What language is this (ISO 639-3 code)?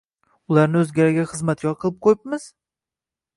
uzb